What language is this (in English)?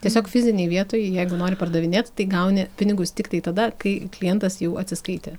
Lithuanian